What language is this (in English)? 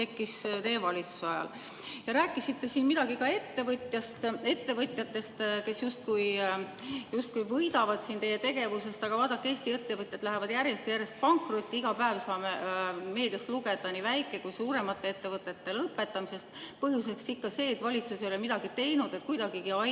Estonian